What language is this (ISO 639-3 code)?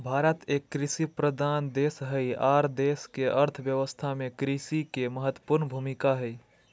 mag